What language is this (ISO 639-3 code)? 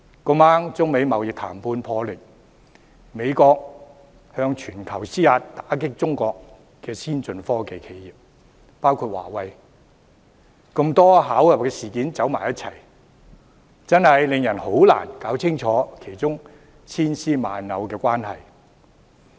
yue